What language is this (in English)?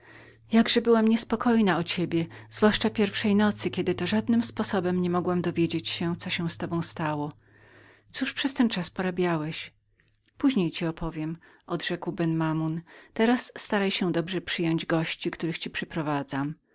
Polish